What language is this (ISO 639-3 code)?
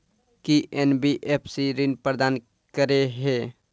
mai